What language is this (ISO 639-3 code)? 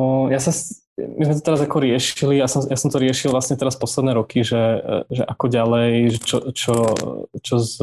slk